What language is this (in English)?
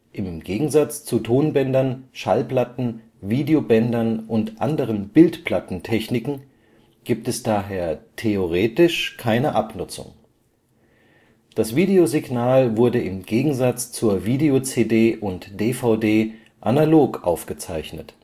German